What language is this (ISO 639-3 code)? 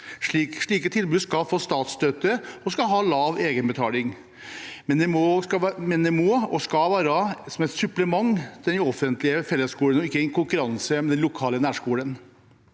nor